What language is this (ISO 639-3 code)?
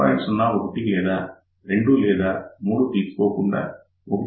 tel